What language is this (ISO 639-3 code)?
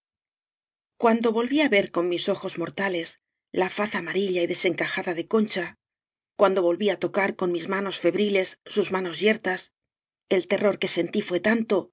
spa